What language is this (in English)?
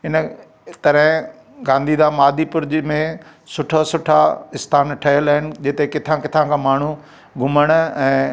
Sindhi